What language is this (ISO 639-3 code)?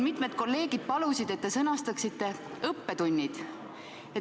est